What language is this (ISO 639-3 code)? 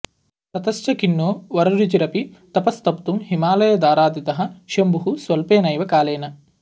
san